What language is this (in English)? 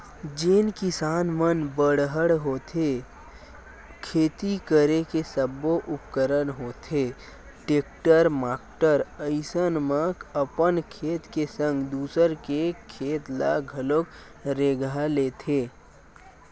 Chhattisgarhi